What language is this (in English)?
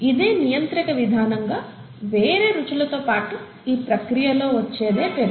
Telugu